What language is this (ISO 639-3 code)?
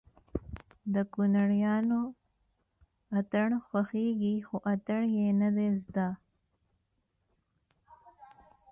pus